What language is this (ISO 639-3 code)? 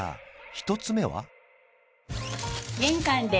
jpn